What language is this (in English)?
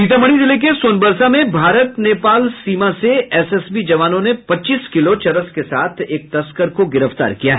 Hindi